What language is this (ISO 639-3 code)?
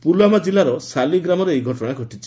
ori